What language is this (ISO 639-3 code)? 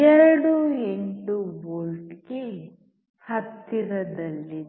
kan